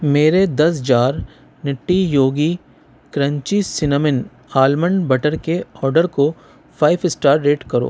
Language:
Urdu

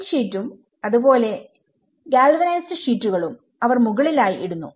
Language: Malayalam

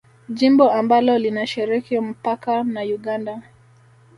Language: Swahili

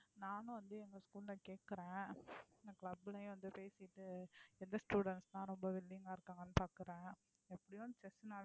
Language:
Tamil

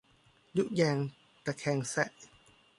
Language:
Thai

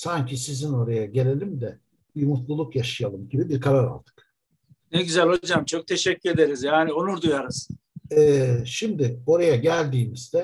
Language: Turkish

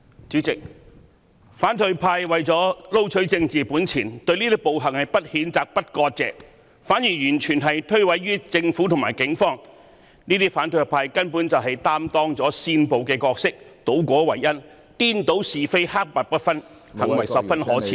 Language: Cantonese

